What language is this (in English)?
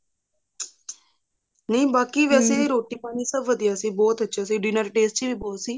Punjabi